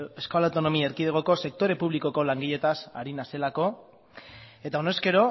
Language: Basque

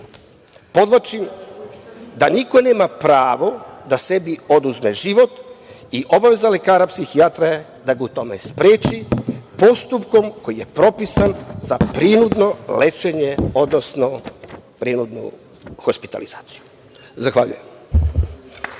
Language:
Serbian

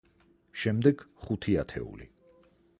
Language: Georgian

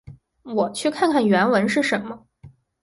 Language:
Chinese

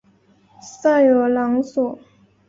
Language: Chinese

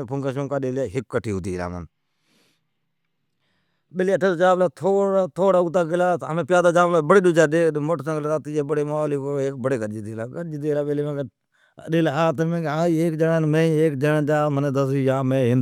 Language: Od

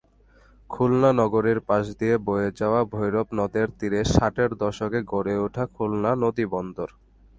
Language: Bangla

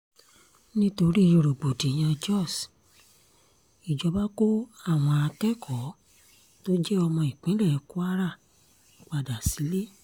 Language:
Yoruba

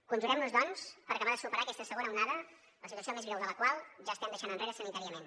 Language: Catalan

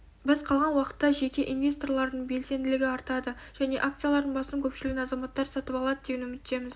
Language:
Kazakh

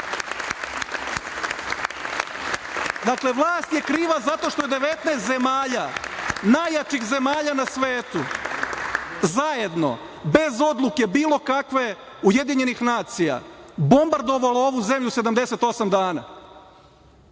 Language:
Serbian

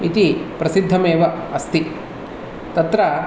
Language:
Sanskrit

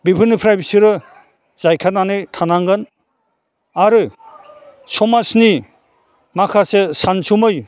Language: Bodo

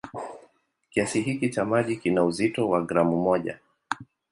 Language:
Swahili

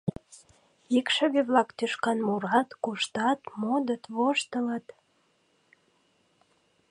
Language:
Mari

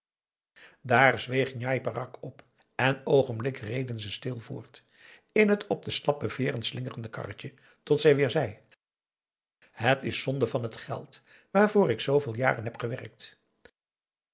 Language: Dutch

